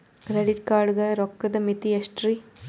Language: Kannada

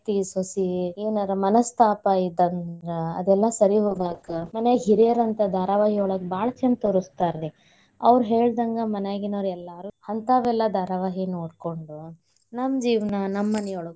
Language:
Kannada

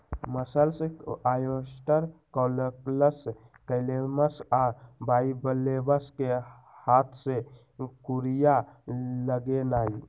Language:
Magahi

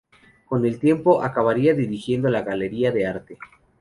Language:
Spanish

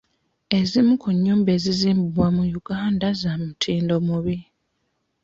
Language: Ganda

